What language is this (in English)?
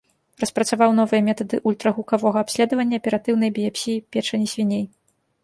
Belarusian